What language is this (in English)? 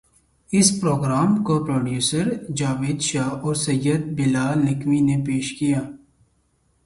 Urdu